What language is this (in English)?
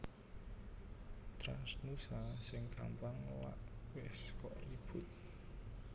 Javanese